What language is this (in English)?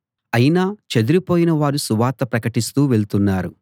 Telugu